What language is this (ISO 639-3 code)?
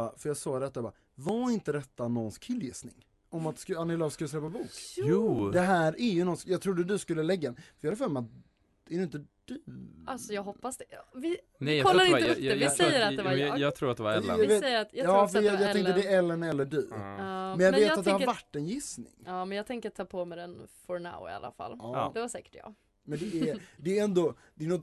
swe